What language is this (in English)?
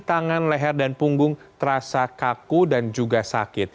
Indonesian